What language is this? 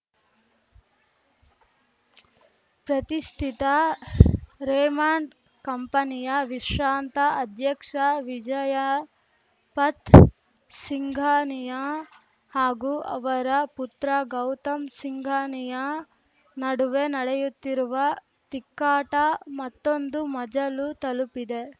Kannada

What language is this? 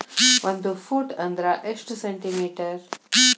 Kannada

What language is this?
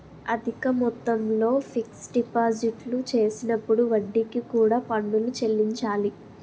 Telugu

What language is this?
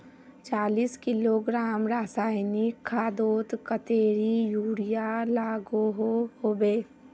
Magahi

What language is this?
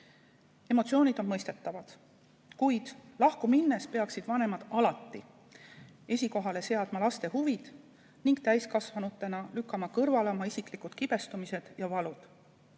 Estonian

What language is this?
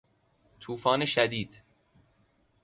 Persian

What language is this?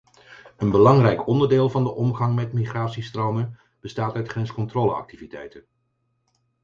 Dutch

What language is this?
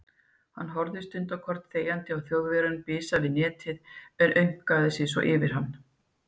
Icelandic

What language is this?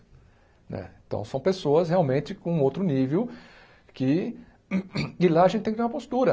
Portuguese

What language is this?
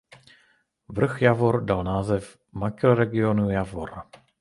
Czech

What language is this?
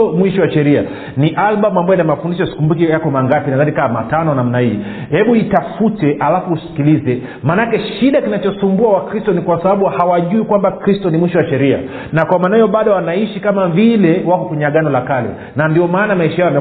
Swahili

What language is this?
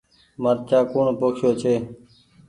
Goaria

